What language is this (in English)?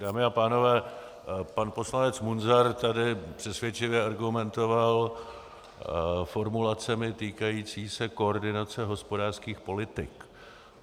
Czech